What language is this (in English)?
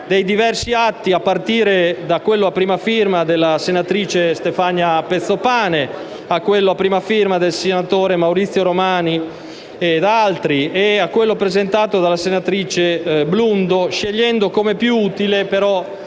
Italian